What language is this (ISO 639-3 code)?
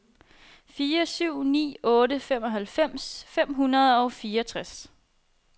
dan